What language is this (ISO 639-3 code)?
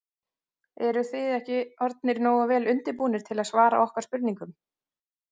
isl